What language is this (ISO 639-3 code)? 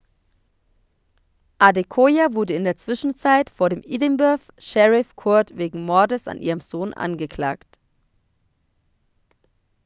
deu